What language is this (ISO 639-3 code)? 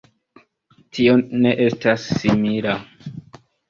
epo